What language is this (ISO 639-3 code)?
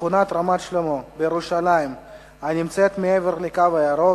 heb